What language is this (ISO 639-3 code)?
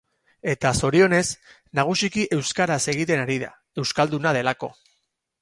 eus